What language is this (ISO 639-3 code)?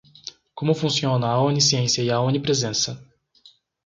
por